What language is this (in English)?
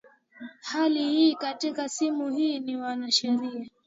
Swahili